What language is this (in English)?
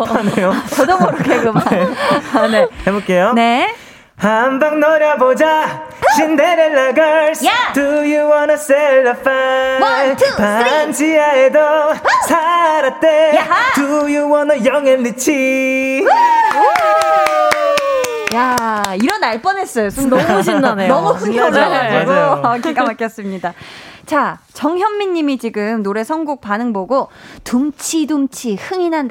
Korean